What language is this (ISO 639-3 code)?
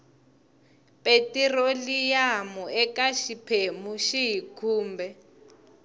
tso